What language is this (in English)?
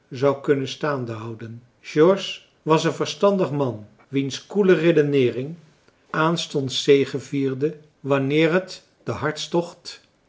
Dutch